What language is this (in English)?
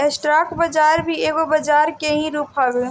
Bhojpuri